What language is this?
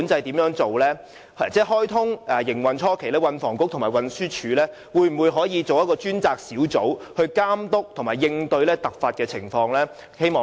Cantonese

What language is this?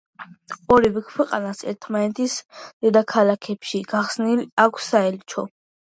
Georgian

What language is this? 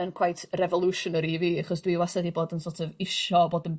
Welsh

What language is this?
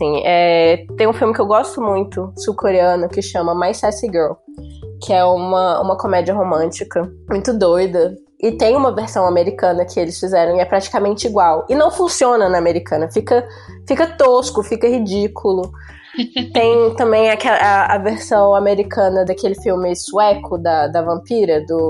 Portuguese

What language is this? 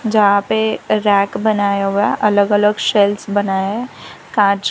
Hindi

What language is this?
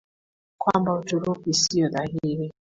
Swahili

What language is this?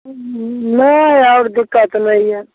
Maithili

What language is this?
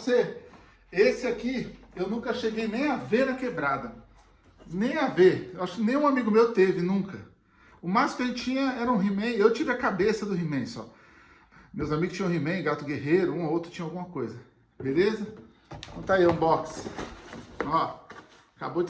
Portuguese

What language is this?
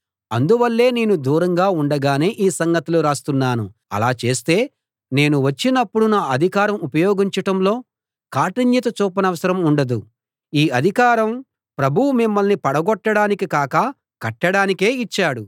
Telugu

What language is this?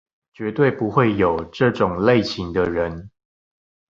Chinese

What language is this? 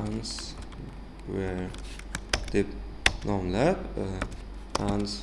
Uzbek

